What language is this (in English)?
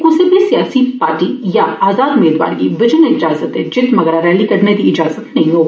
Dogri